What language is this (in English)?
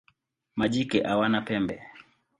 Swahili